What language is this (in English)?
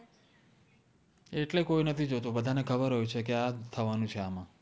Gujarati